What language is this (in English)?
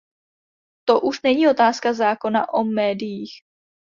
Czech